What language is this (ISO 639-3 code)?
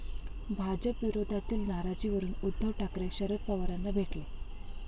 mar